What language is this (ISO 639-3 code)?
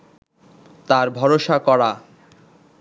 ben